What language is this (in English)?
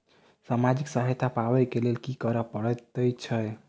Maithili